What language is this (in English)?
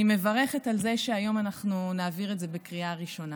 Hebrew